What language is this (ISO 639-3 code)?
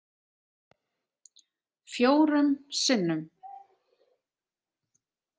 isl